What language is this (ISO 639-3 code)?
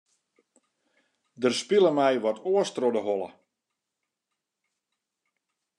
fry